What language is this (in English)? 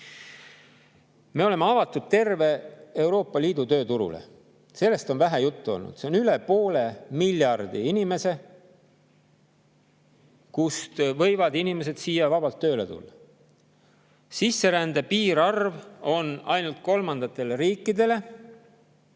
Estonian